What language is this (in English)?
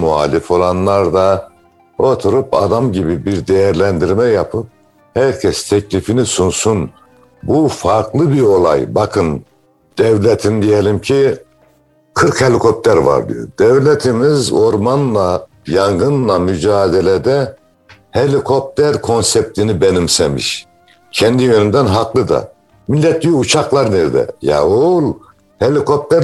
Turkish